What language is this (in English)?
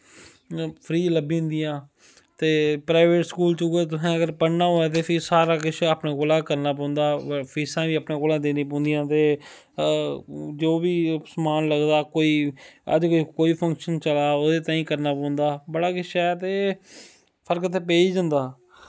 Dogri